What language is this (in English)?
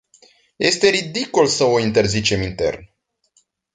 Romanian